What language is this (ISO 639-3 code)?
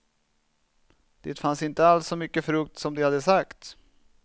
swe